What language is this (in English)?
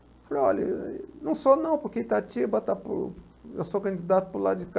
Portuguese